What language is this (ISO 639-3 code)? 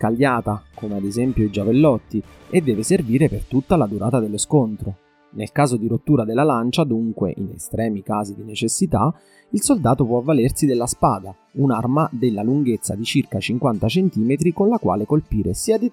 ita